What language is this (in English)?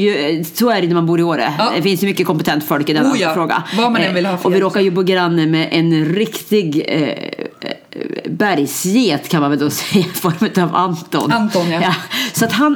Swedish